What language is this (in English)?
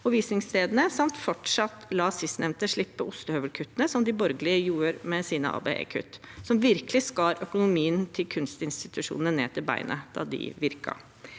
Norwegian